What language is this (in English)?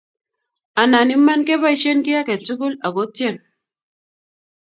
Kalenjin